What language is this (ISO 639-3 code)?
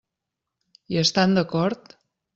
cat